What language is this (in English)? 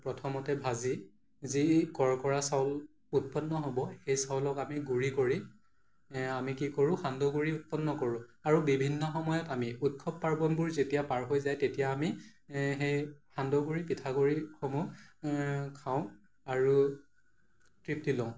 Assamese